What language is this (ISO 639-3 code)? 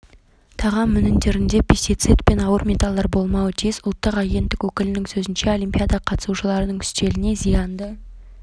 kaz